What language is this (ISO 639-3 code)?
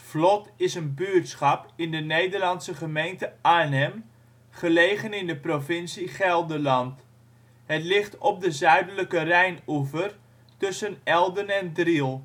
nld